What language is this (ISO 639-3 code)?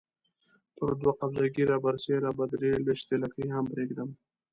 pus